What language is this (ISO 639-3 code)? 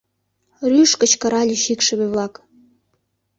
chm